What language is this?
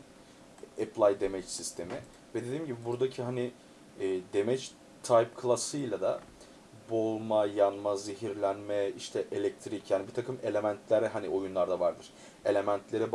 Turkish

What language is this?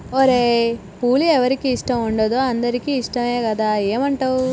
Telugu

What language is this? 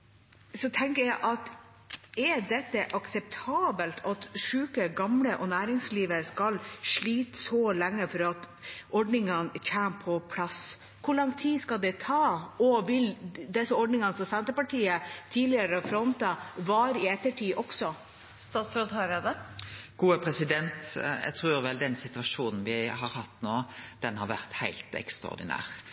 Norwegian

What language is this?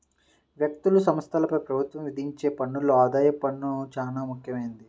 Telugu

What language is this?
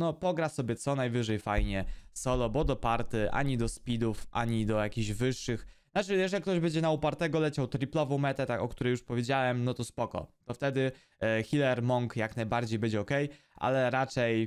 Polish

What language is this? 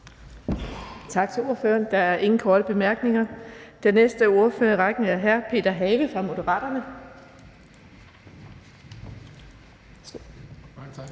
Danish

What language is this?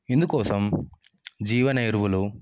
Telugu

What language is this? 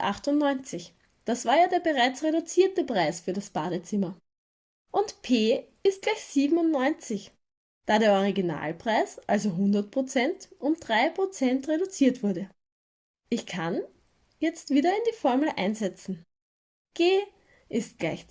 German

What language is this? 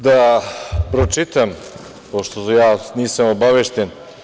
Serbian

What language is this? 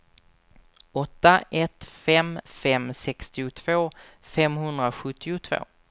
Swedish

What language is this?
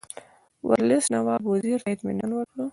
Pashto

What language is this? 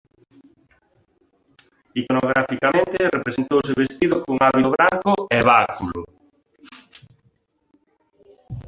Galician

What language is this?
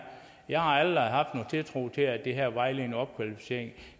Danish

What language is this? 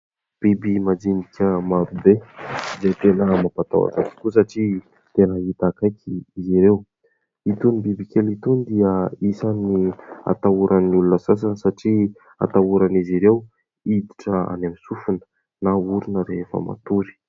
Malagasy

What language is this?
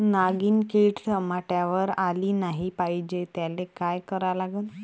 Marathi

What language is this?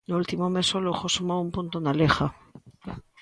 Galician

